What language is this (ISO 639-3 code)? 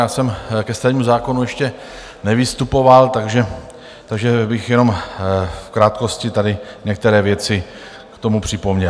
ces